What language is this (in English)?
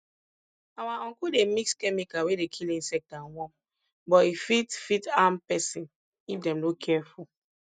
Nigerian Pidgin